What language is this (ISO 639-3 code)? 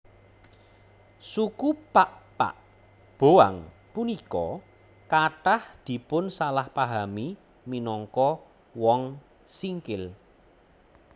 jav